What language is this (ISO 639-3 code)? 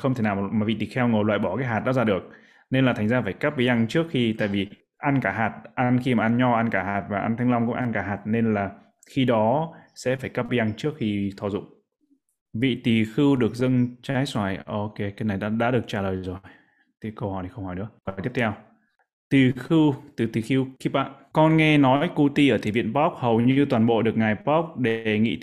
vie